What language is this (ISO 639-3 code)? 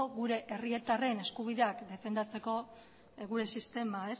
eus